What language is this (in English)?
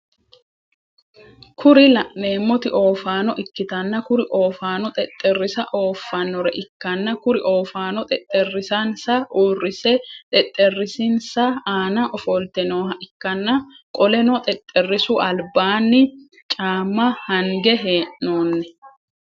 Sidamo